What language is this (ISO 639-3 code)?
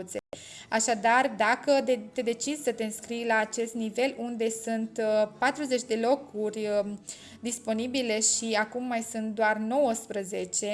ron